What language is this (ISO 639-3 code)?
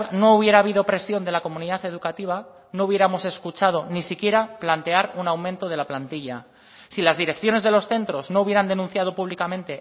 spa